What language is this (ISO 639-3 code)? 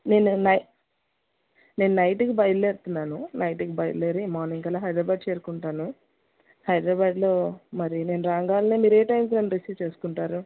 tel